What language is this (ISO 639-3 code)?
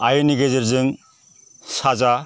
brx